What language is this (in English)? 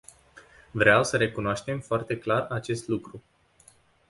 Romanian